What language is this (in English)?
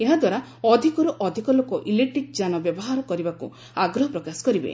Odia